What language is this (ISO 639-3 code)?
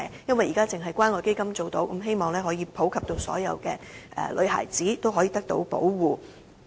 yue